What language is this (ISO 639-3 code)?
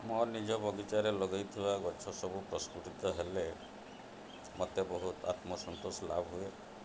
ori